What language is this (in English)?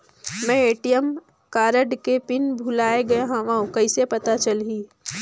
Chhattisgarhi